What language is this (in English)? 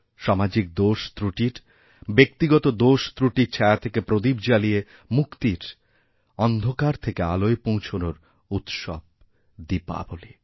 Bangla